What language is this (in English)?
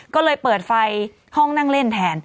Thai